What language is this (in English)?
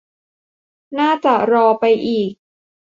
Thai